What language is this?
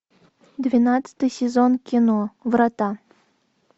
Russian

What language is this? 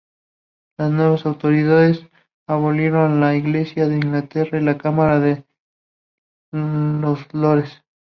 Spanish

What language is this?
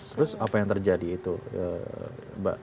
Indonesian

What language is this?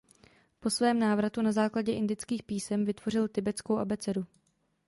Czech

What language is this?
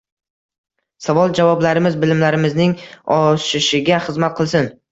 Uzbek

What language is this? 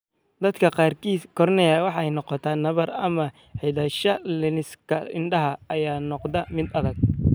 Somali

